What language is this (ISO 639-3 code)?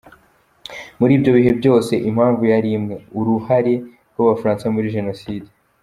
kin